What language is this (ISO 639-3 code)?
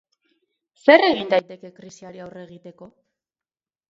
eus